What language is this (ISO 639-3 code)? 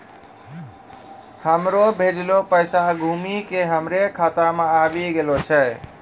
mai